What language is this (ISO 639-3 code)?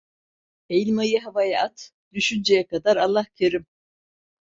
tur